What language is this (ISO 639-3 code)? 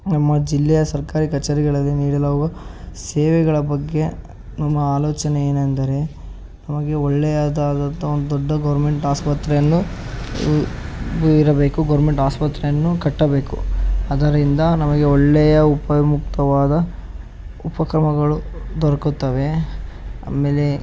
kan